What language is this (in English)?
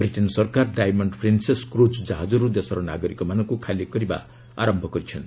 Odia